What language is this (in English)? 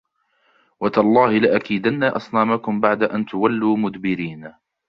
Arabic